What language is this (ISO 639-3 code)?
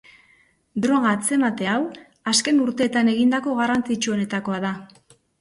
eus